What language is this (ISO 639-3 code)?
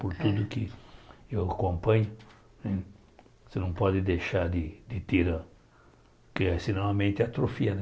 por